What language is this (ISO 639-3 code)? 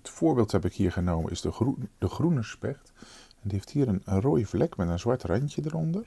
nld